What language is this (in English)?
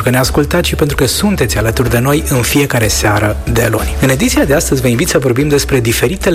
Romanian